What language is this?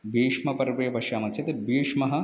Sanskrit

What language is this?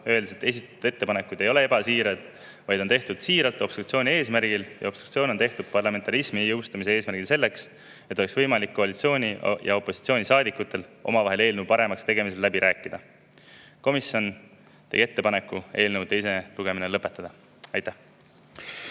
Estonian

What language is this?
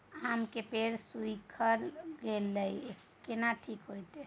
Maithili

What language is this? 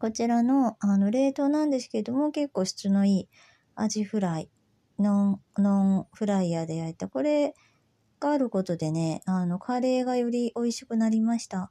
Japanese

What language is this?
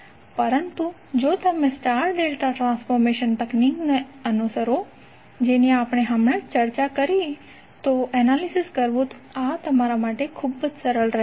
Gujarati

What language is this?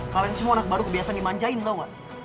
Indonesian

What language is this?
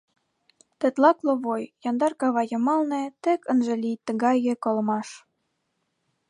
Mari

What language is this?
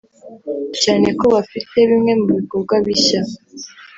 Kinyarwanda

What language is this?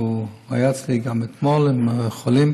Hebrew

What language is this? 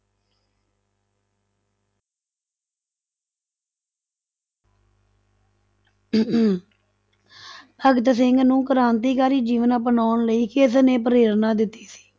Punjabi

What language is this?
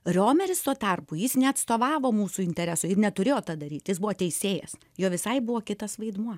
Lithuanian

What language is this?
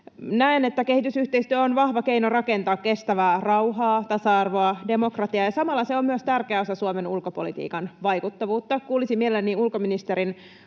Finnish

